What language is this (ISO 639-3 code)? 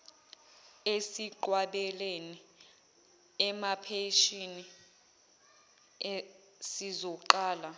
zul